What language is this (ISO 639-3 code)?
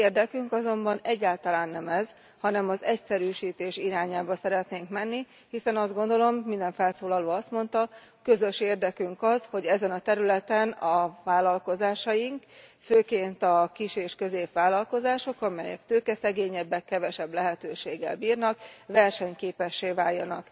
hun